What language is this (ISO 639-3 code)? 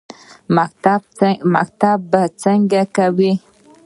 pus